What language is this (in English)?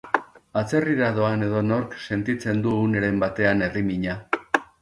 Basque